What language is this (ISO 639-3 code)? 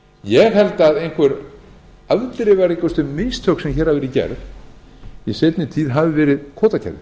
isl